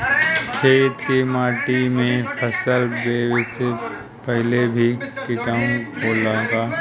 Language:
Bhojpuri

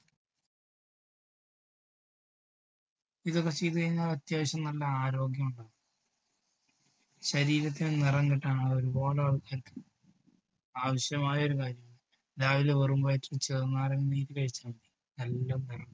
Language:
Malayalam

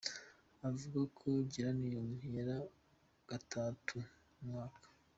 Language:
Kinyarwanda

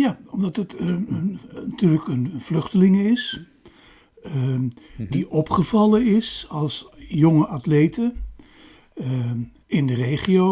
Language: Dutch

